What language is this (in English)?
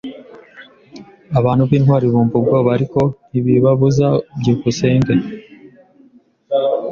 Kinyarwanda